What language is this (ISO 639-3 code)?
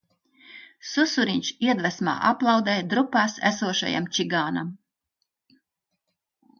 lav